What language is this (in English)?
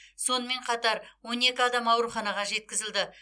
Kazakh